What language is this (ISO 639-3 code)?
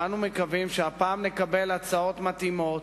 heb